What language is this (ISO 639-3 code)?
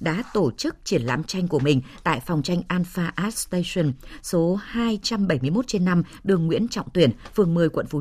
vie